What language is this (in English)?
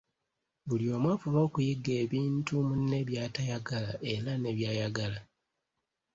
Ganda